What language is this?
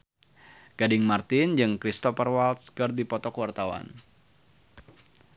Sundanese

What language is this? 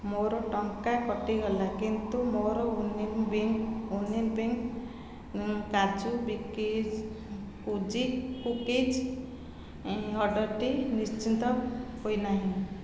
Odia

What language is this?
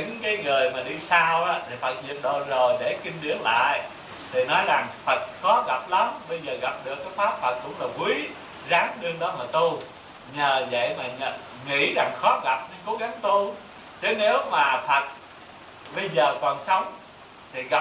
Vietnamese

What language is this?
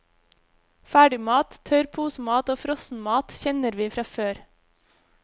Norwegian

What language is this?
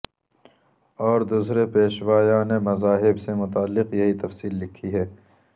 Urdu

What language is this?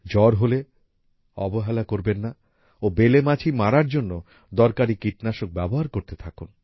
Bangla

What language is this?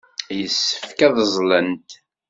Kabyle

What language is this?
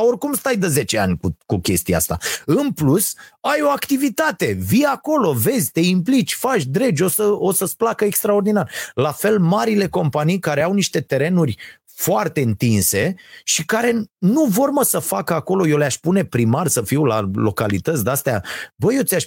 Romanian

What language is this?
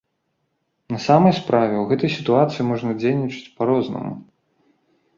Belarusian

